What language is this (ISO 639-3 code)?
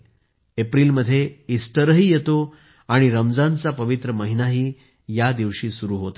mar